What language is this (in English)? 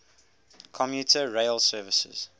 English